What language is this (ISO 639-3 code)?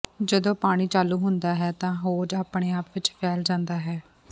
pan